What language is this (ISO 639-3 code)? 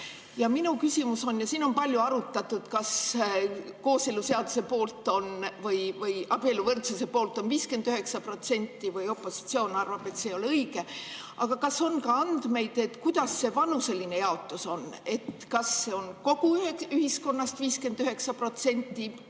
est